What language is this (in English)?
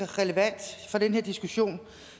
Danish